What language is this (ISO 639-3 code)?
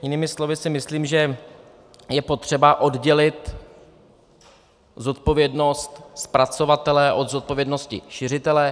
ces